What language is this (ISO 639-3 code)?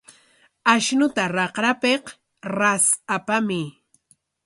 qwa